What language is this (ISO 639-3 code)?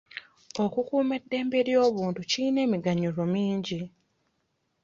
lug